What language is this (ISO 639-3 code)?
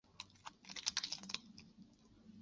zho